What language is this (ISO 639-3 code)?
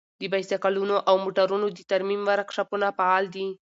pus